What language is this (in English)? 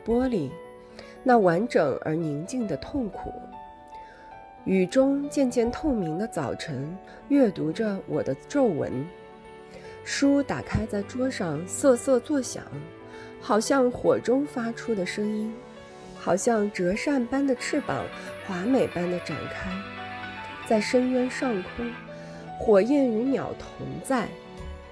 Chinese